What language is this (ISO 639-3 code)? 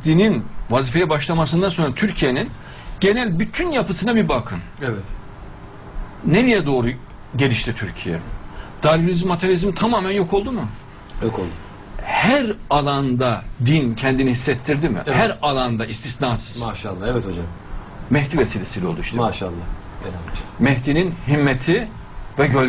tur